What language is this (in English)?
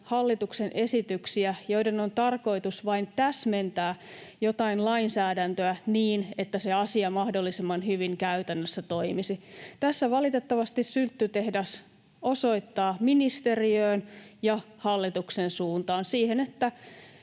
Finnish